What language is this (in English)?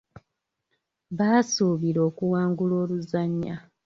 Ganda